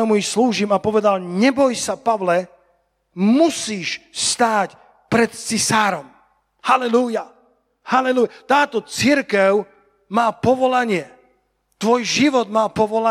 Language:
Slovak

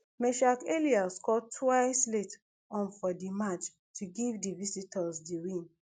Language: Nigerian Pidgin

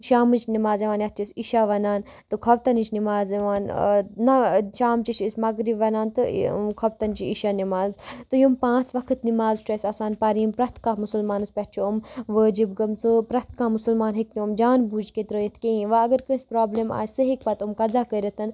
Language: Kashmiri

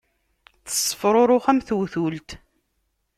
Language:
Kabyle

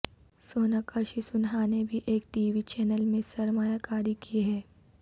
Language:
Urdu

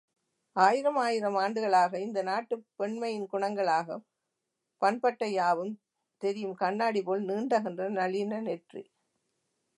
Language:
Tamil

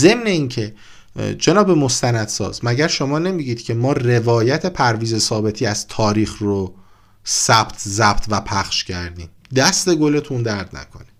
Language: Persian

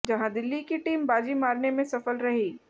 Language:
Hindi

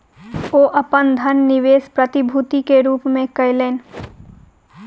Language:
Maithili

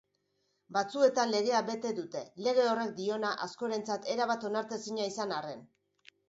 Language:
Basque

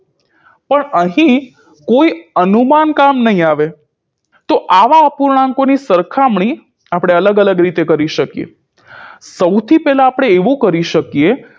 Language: Gujarati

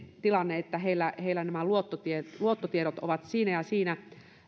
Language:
Finnish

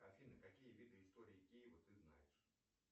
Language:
Russian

